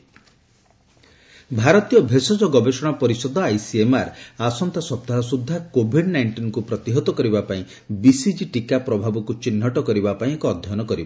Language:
Odia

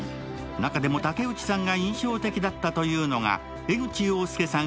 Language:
Japanese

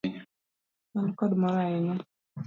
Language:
Luo (Kenya and Tanzania)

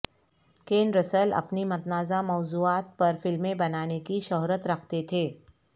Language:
Urdu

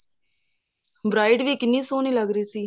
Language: Punjabi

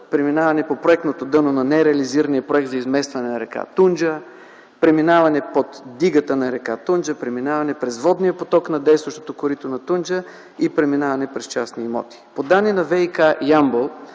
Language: Bulgarian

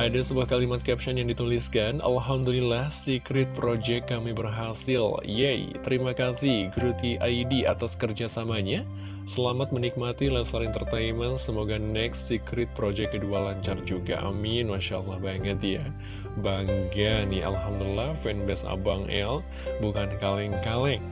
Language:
Indonesian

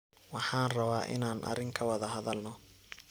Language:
Somali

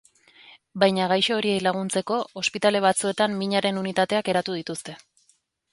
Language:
Basque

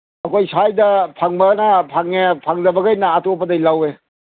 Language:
Manipuri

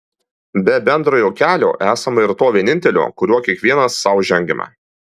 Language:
Lithuanian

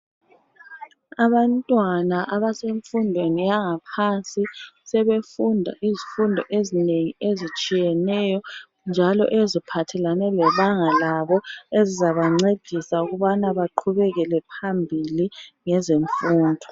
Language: North Ndebele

